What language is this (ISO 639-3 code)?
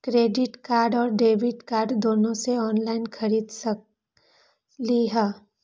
mag